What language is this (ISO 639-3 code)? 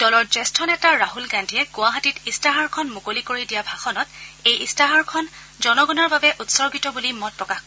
asm